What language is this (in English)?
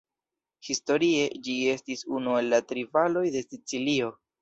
Esperanto